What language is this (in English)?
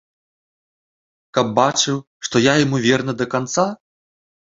Belarusian